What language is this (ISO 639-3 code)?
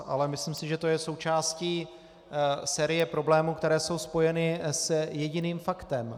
ces